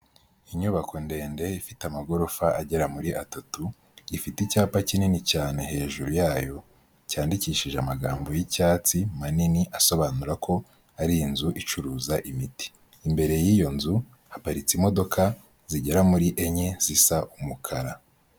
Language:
Kinyarwanda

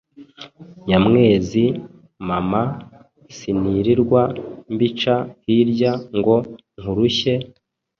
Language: Kinyarwanda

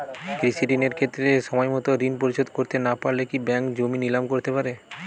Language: Bangla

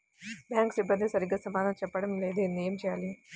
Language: Telugu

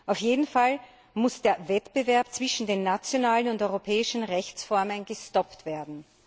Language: German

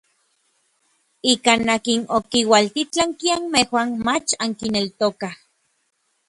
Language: Orizaba Nahuatl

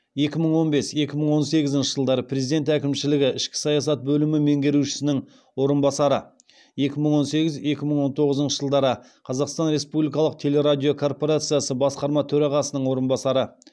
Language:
Kazakh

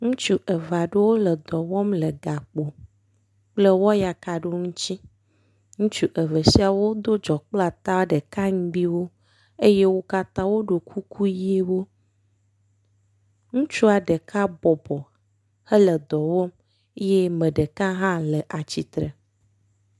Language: Ewe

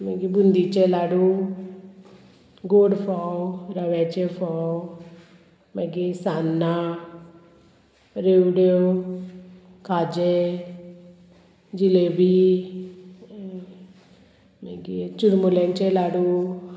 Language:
Konkani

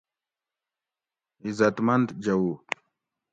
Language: Gawri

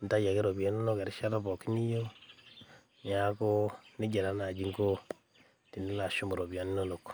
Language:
Masai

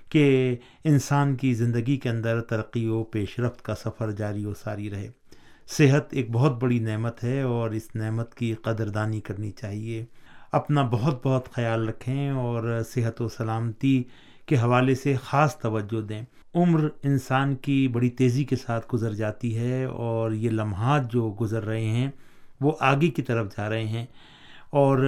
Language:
Urdu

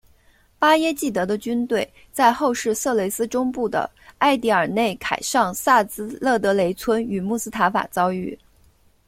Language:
Chinese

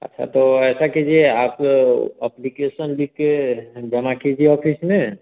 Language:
Hindi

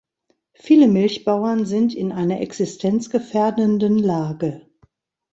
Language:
German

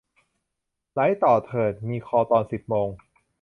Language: Thai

